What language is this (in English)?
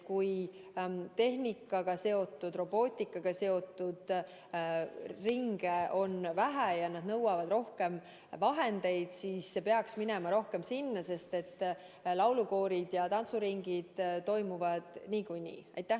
Estonian